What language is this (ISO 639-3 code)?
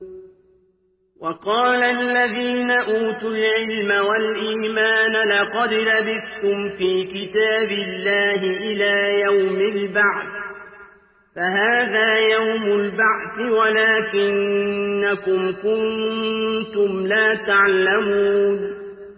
ara